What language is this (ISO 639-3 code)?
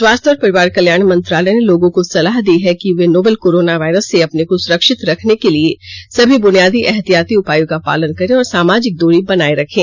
hin